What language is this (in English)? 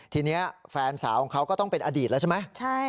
Thai